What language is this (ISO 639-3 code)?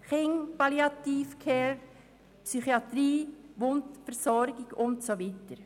gsw